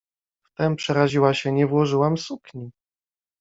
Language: Polish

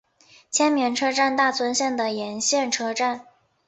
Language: Chinese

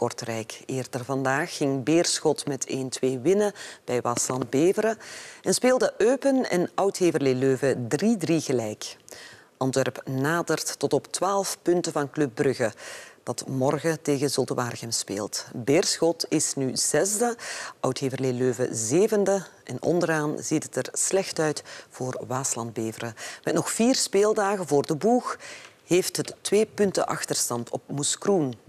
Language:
Dutch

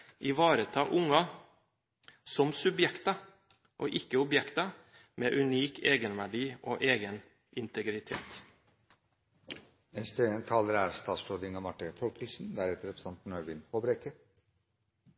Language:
Norwegian Bokmål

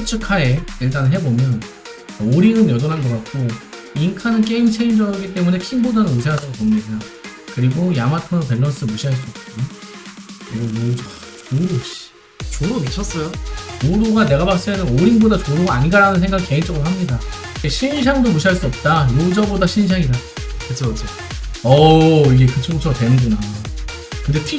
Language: Korean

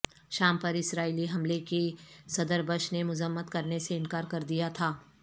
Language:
Urdu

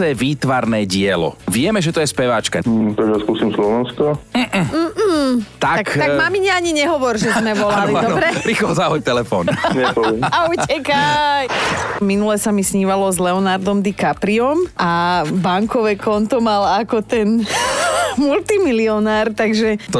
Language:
Slovak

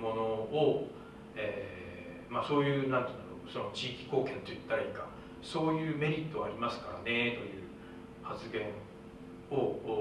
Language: Japanese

